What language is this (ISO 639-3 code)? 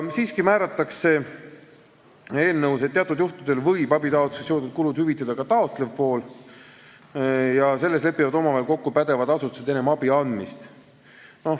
est